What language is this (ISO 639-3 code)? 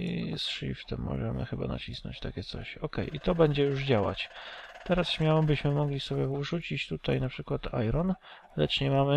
pol